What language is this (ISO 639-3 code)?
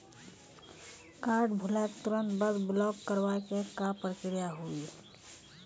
mai